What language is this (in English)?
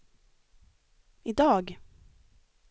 Swedish